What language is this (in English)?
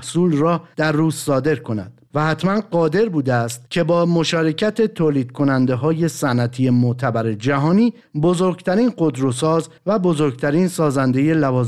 Persian